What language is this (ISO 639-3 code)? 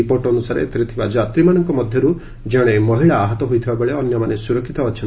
ori